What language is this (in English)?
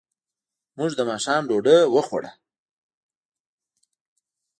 Pashto